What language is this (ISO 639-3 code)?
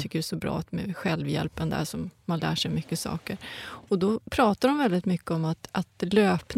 swe